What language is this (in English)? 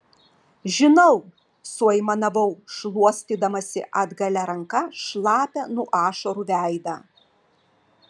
Lithuanian